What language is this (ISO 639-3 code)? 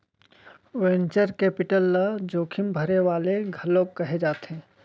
hne